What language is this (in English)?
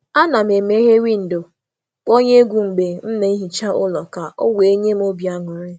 Igbo